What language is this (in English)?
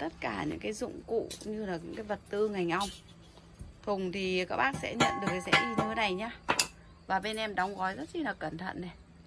Vietnamese